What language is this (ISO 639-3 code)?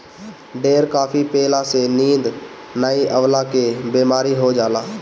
bho